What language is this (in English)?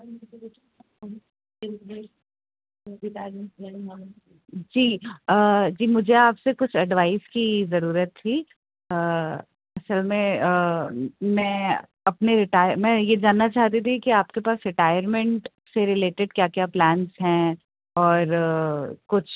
Urdu